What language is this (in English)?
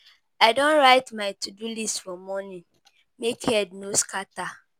Nigerian Pidgin